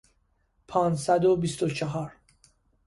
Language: Persian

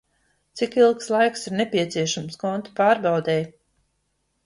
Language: Latvian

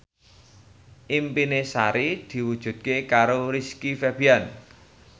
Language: Javanese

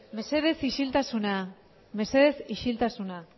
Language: Basque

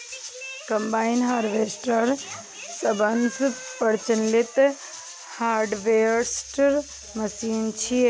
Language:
Maithili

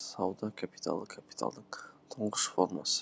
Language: Kazakh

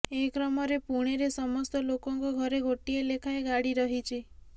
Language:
Odia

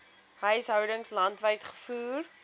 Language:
Afrikaans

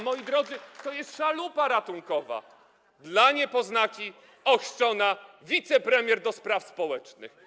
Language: Polish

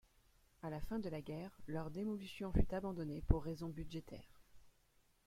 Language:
French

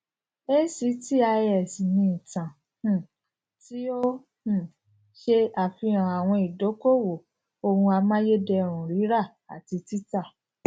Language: Yoruba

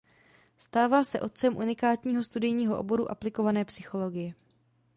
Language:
Czech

